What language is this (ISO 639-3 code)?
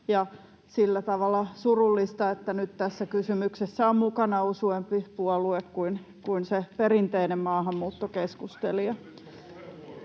fin